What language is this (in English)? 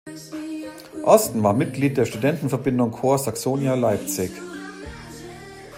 German